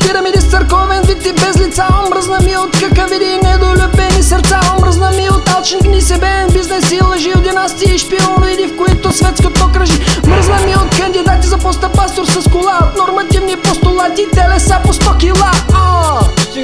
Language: Bulgarian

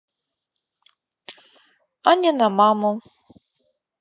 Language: Russian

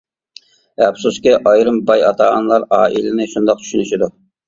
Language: Uyghur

